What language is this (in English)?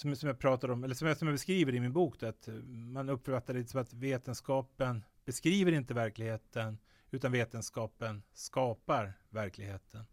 Swedish